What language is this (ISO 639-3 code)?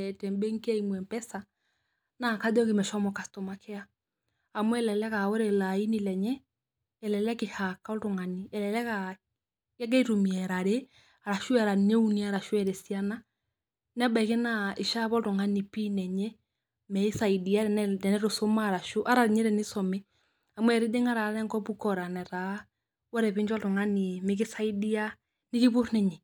mas